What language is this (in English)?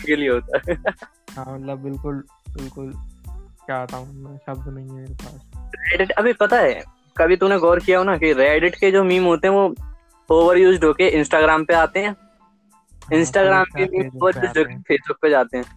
Hindi